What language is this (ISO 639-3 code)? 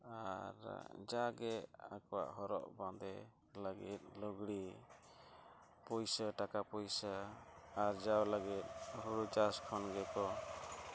sat